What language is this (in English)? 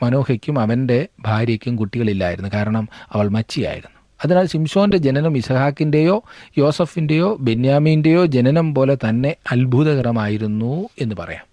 Malayalam